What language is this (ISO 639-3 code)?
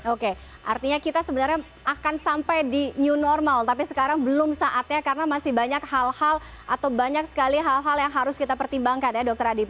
ind